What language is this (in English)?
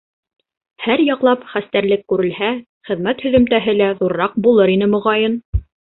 Bashkir